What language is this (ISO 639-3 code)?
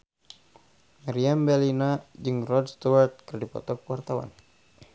sun